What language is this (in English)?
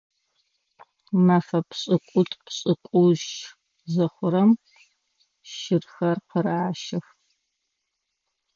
Adyghe